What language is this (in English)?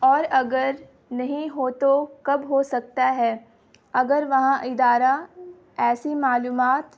Urdu